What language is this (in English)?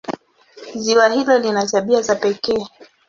Swahili